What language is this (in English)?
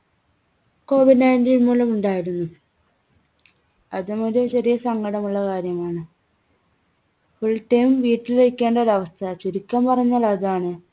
Malayalam